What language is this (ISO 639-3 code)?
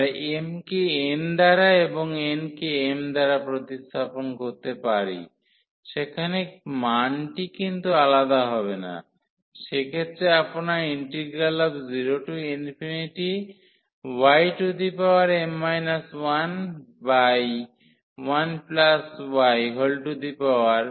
ben